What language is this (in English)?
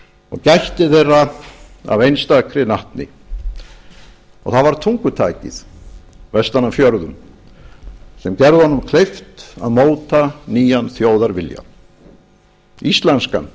Icelandic